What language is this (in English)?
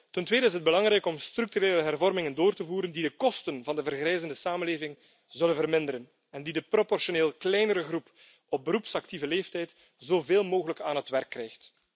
Dutch